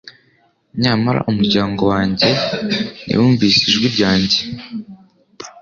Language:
Kinyarwanda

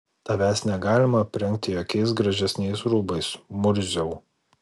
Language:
Lithuanian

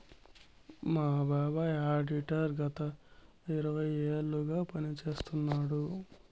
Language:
Telugu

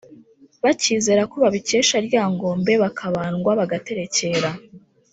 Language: Kinyarwanda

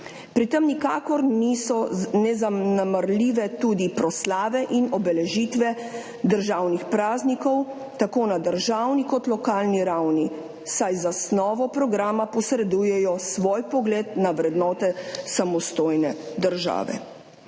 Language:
Slovenian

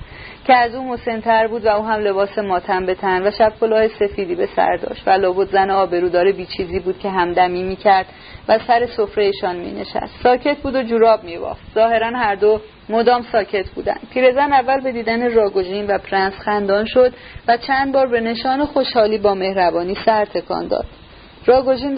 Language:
Persian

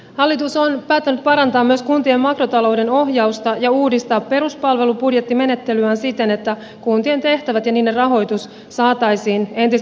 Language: Finnish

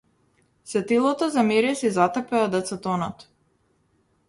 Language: Macedonian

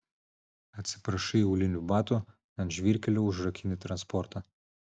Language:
Lithuanian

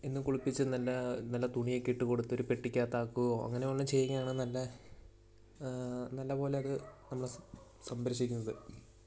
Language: Malayalam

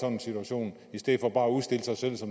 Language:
Danish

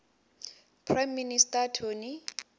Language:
Venda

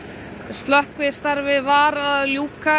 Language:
Icelandic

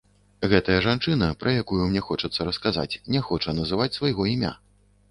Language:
Belarusian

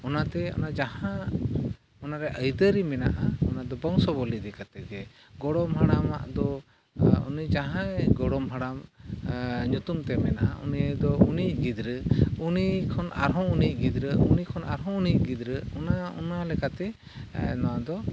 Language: Santali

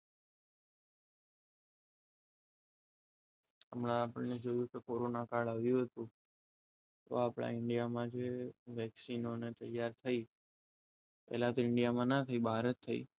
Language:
Gujarati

